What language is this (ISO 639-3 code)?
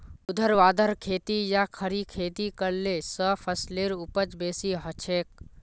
mag